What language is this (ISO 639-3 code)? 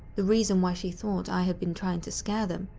eng